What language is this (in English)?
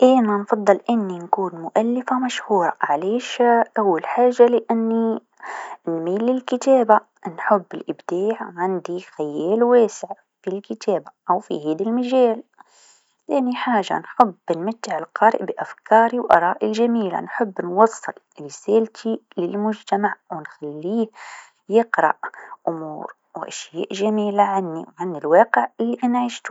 Tunisian Arabic